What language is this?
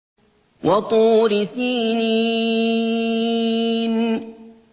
Arabic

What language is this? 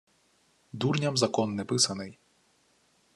Ukrainian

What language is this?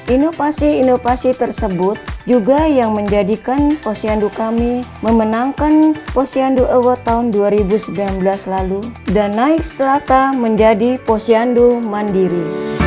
Indonesian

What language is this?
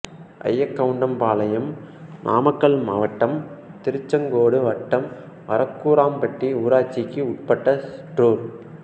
Tamil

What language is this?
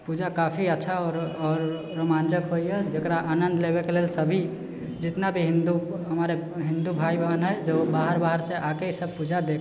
Maithili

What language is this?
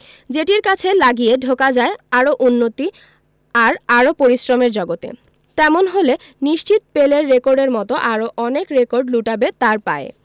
Bangla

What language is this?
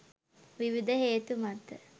Sinhala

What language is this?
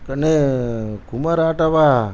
Tamil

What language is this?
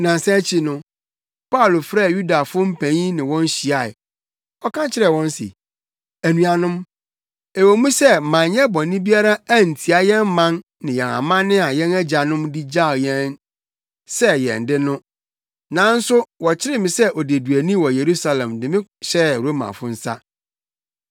Akan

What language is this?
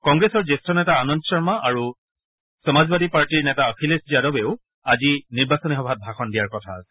Assamese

